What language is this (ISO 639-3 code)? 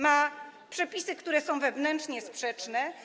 pol